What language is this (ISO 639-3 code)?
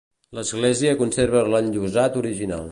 cat